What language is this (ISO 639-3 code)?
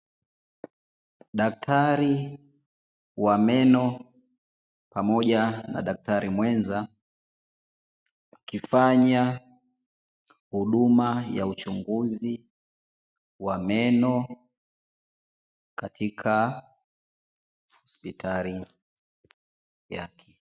swa